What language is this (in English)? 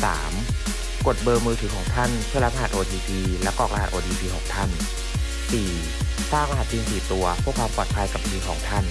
Thai